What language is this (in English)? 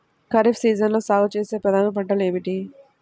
Telugu